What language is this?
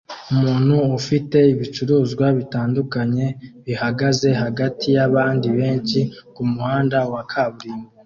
Kinyarwanda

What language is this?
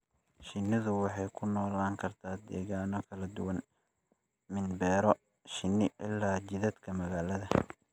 Somali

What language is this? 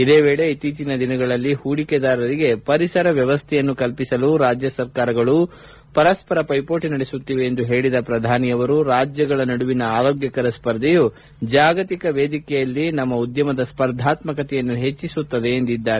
Kannada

